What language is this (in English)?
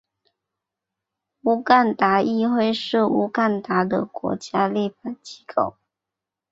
Chinese